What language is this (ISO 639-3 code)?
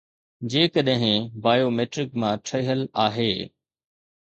snd